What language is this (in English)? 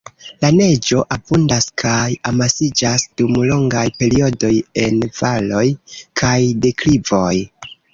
Esperanto